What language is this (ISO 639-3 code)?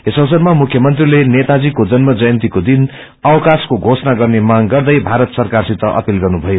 nep